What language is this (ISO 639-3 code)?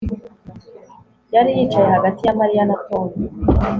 kin